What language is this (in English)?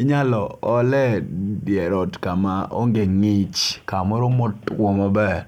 Luo (Kenya and Tanzania)